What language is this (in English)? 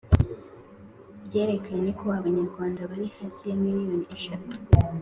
Kinyarwanda